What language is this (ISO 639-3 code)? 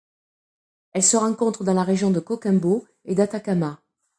fra